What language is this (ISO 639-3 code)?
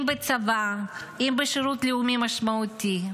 heb